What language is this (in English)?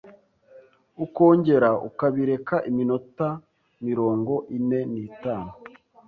Kinyarwanda